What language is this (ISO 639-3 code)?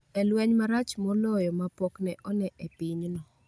luo